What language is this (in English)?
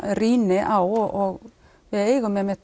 Icelandic